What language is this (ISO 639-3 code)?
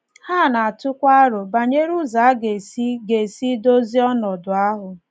ibo